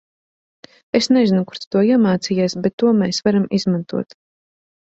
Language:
Latvian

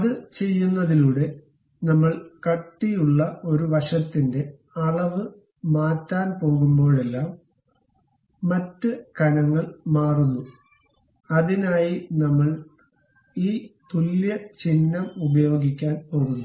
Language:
Malayalam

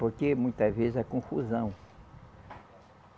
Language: Portuguese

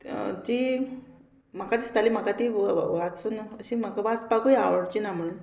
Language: Konkani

